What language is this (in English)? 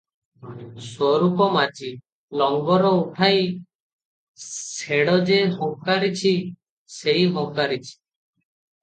Odia